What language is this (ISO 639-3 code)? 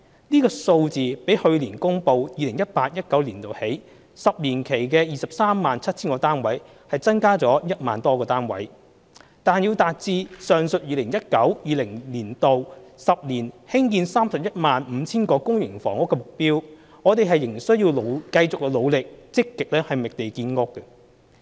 yue